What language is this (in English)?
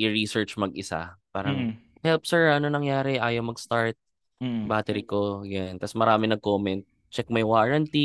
Filipino